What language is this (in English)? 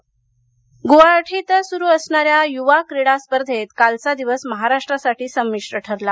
Marathi